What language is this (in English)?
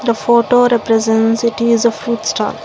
English